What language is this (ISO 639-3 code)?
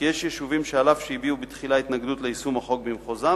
heb